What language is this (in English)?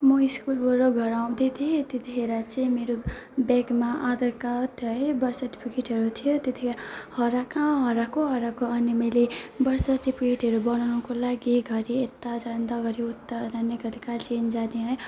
Nepali